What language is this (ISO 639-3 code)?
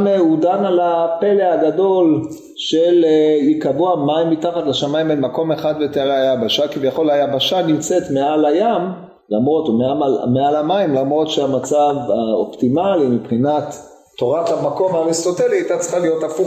heb